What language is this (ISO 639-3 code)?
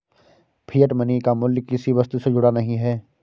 hin